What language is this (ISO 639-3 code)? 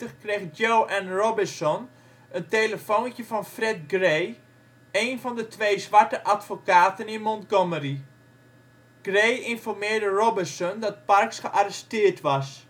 nld